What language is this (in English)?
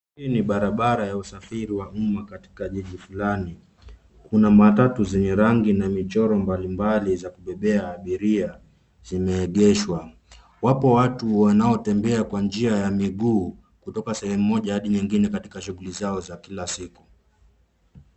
Swahili